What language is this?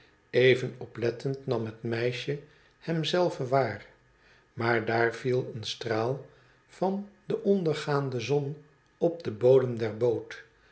Dutch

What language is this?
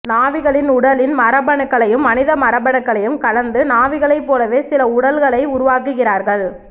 Tamil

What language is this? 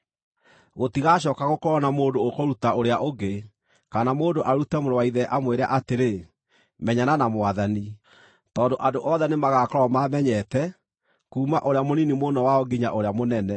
Kikuyu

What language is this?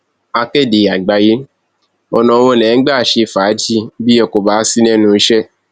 Yoruba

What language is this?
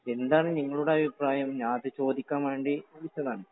Malayalam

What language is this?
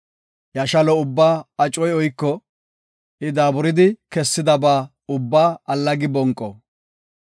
Gofa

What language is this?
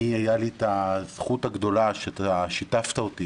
Hebrew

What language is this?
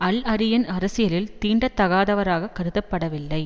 Tamil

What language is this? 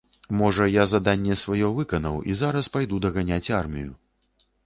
Belarusian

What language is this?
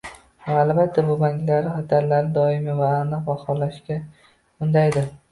Uzbek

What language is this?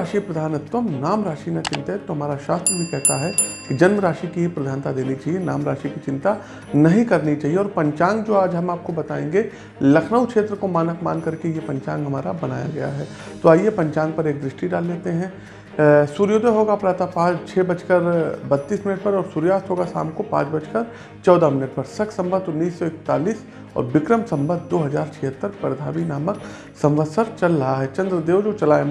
Hindi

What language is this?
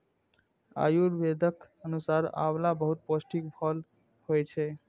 Maithili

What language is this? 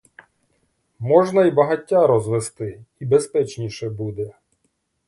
Ukrainian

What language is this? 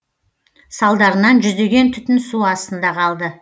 Kazakh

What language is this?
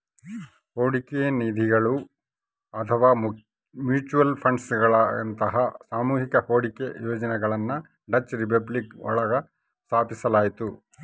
Kannada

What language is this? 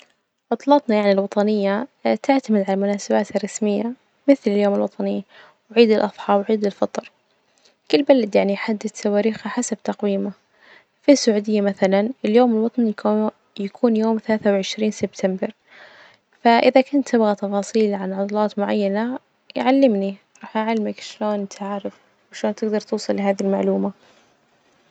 Najdi Arabic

